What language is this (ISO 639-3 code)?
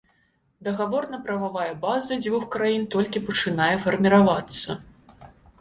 bel